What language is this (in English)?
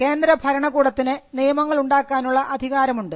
Malayalam